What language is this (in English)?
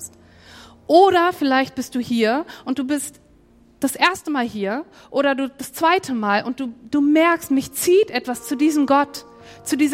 German